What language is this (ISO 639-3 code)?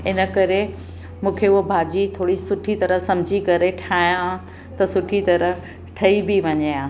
snd